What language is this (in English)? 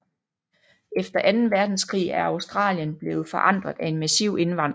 Danish